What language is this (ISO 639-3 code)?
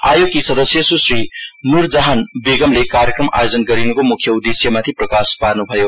nep